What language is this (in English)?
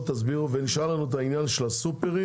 Hebrew